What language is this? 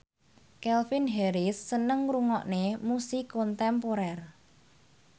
Javanese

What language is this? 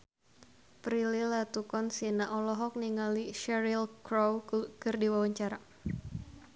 Sundanese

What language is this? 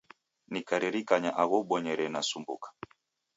Taita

